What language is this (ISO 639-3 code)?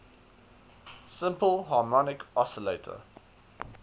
eng